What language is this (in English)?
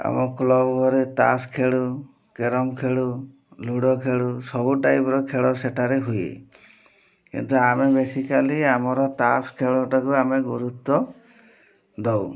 Odia